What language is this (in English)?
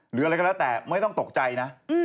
Thai